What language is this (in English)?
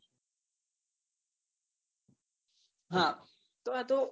Gujarati